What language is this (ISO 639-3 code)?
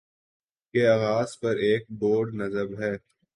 urd